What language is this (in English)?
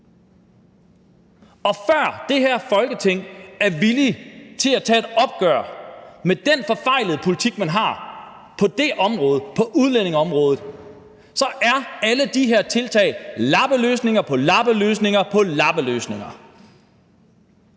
Danish